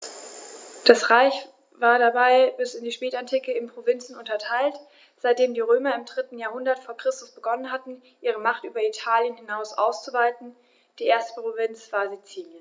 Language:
German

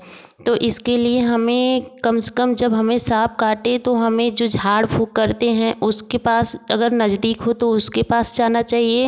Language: Hindi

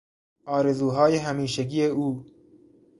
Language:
Persian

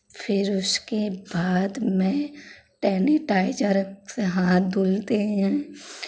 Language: Hindi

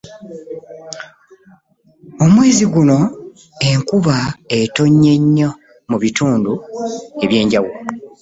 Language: Ganda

